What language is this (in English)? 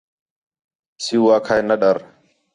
Khetrani